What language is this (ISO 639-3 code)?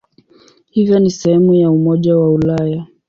swa